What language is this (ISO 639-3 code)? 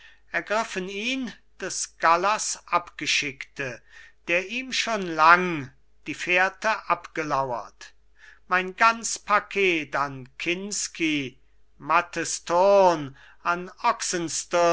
deu